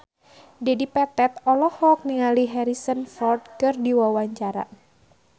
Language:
Sundanese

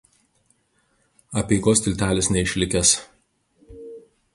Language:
Lithuanian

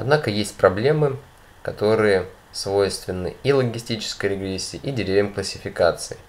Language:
Russian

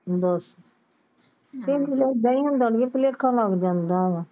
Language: Punjabi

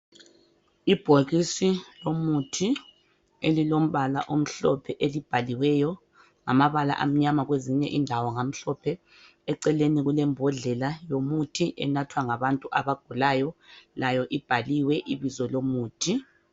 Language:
North Ndebele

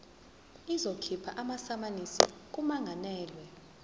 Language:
Zulu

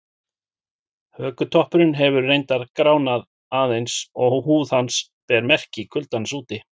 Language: Icelandic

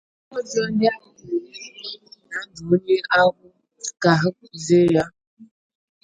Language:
Igbo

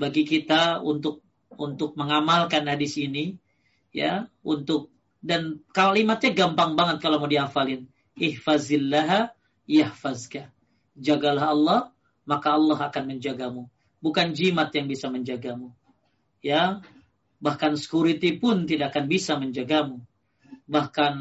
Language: Indonesian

